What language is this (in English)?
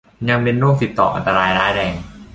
Thai